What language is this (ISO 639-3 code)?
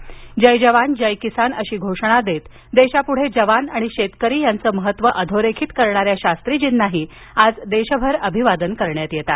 mar